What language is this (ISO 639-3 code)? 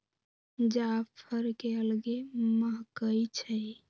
mag